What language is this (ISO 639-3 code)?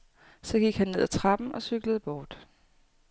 dan